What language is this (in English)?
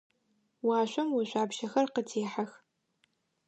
Adyghe